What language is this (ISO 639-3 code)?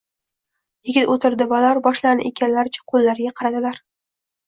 uzb